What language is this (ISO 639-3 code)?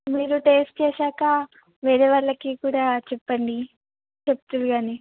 tel